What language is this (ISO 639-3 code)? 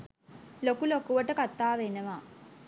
sin